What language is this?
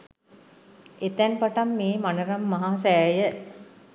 Sinhala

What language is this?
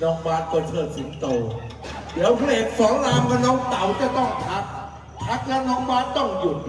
Thai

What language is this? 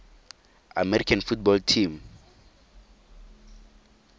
Tswana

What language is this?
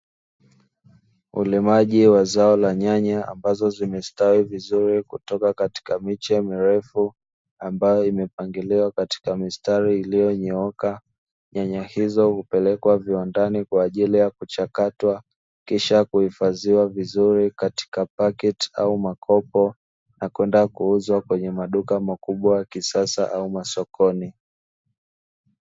Swahili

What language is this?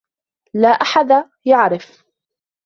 Arabic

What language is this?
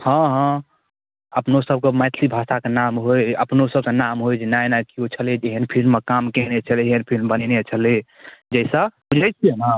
Maithili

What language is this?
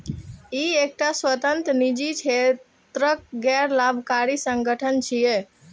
Maithili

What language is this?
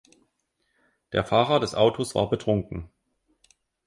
German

